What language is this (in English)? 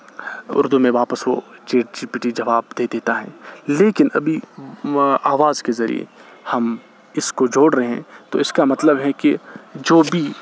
Urdu